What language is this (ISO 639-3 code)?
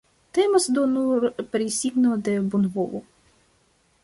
epo